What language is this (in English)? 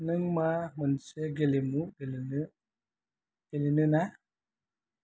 Bodo